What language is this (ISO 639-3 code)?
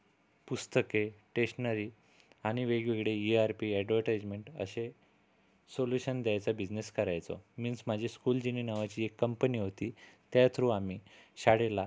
mar